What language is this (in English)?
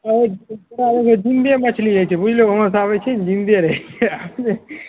Maithili